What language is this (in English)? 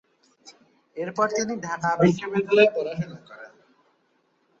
Bangla